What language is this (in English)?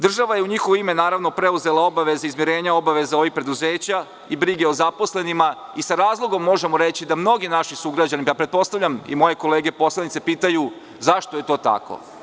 Serbian